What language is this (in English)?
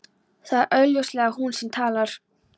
Icelandic